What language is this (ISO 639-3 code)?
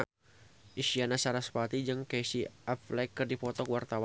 sun